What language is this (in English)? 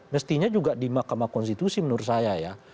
Indonesian